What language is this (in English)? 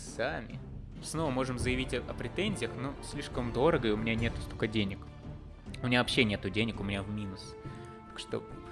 Russian